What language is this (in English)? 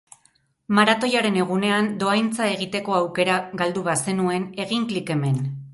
Basque